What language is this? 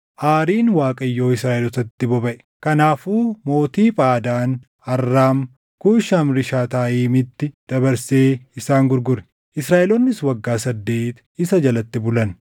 Oromo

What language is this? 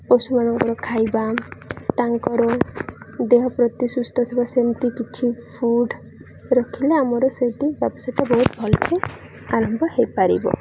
Odia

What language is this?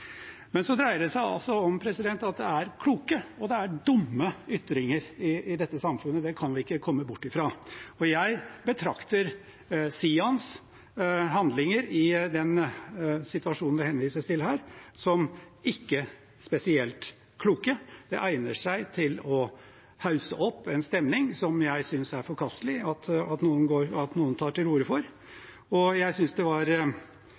Norwegian Bokmål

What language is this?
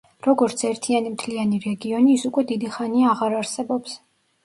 Georgian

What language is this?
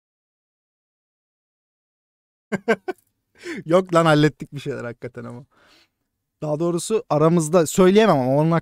Turkish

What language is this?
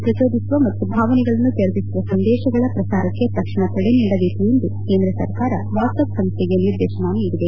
Kannada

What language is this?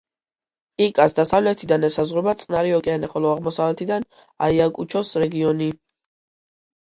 Georgian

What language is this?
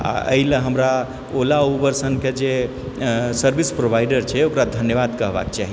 Maithili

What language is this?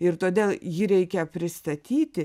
Lithuanian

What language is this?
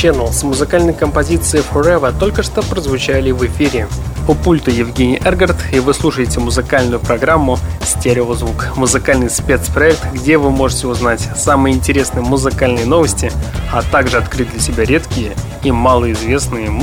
Russian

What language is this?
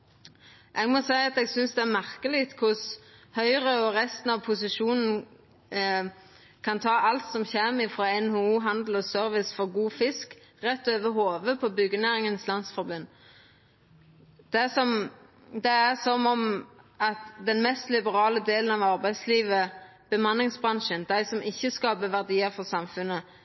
Norwegian Nynorsk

